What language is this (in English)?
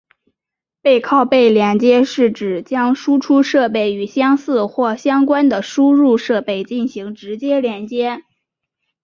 Chinese